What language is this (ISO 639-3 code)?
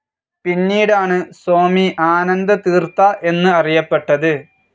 mal